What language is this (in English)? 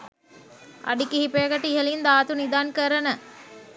Sinhala